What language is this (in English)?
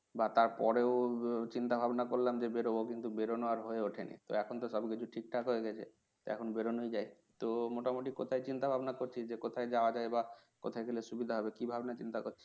Bangla